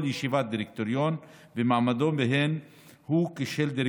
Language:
Hebrew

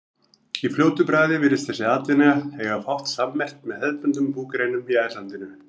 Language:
Icelandic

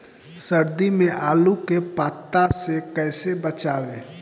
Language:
Bhojpuri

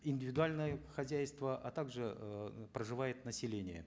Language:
Kazakh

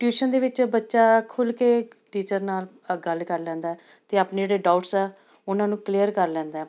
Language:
Punjabi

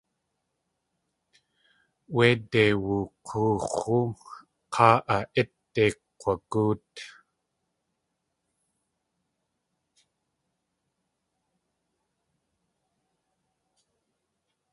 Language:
Tlingit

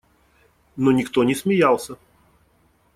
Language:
Russian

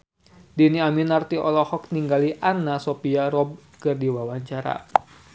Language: Sundanese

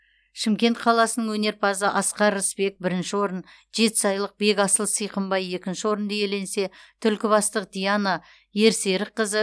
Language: Kazakh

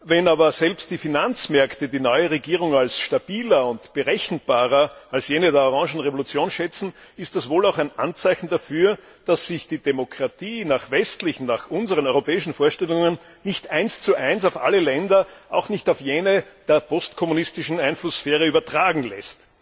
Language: German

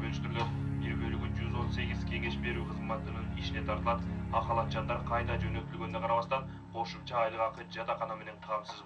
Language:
Turkish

